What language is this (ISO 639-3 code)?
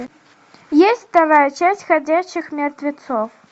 rus